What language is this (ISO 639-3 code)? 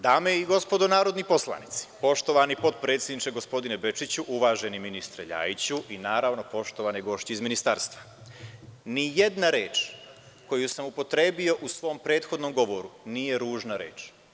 srp